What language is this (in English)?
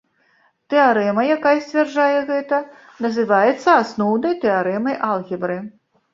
Belarusian